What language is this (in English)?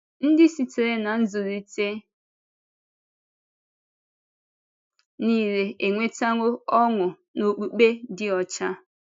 Igbo